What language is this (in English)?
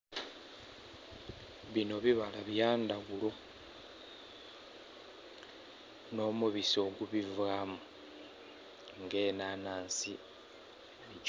Soga